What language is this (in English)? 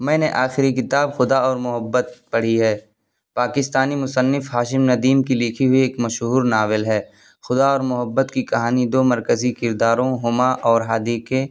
Urdu